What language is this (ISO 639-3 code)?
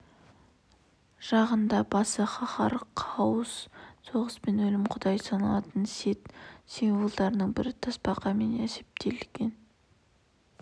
kaz